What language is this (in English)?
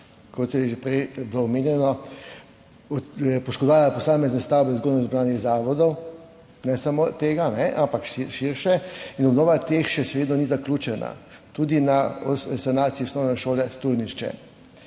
Slovenian